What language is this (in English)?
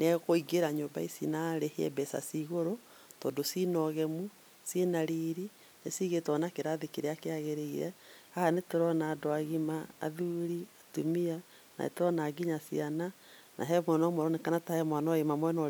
Kikuyu